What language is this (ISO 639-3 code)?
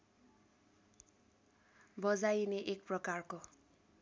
nep